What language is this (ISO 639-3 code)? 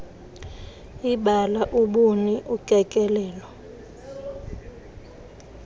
xho